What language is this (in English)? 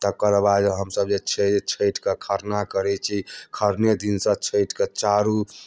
Maithili